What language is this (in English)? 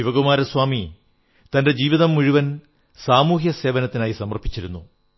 Malayalam